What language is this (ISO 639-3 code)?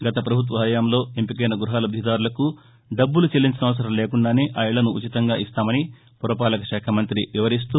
tel